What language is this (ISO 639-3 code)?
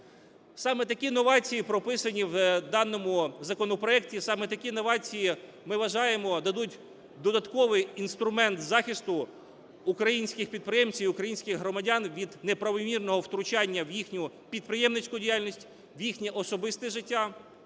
ukr